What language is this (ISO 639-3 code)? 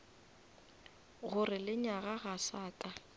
nso